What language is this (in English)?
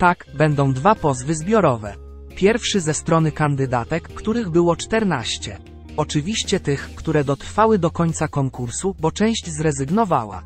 Polish